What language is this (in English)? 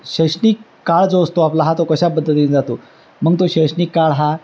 Marathi